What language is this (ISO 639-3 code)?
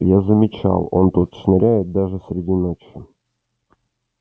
rus